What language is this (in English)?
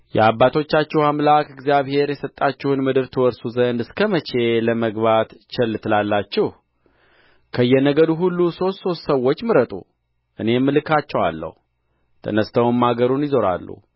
Amharic